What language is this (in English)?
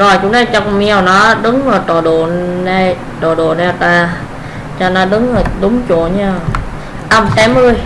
Vietnamese